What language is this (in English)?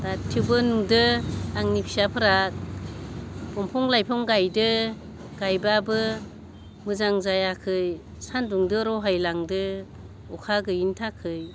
Bodo